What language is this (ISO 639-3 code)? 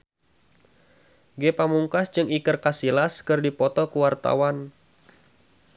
sun